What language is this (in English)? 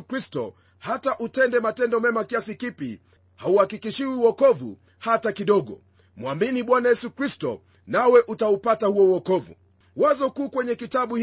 Swahili